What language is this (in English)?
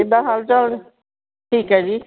Punjabi